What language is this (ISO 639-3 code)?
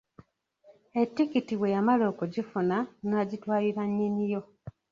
lug